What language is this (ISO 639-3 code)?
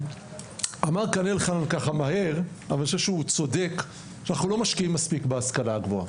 heb